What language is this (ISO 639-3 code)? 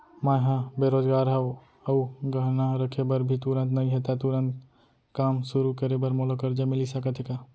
hne